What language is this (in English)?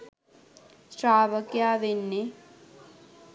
Sinhala